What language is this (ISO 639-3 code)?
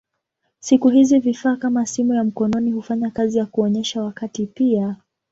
swa